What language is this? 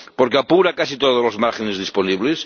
Spanish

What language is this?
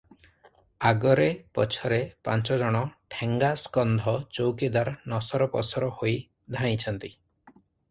Odia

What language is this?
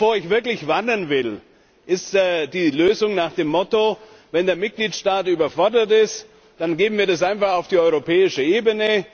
German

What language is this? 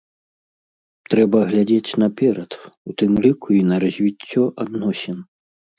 Belarusian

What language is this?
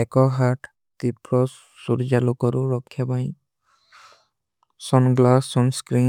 Kui (India)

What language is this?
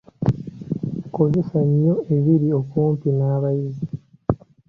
Ganda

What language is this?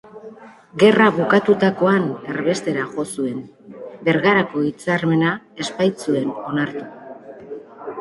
Basque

